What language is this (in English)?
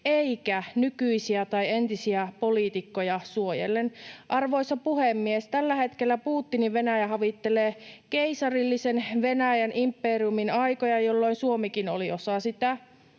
Finnish